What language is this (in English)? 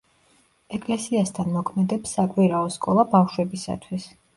Georgian